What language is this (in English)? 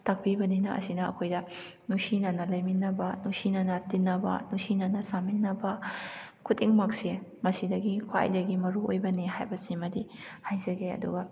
Manipuri